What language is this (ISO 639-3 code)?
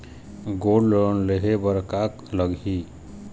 hne